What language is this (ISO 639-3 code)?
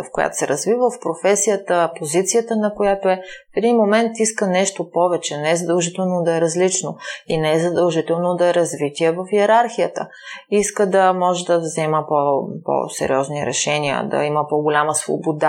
bul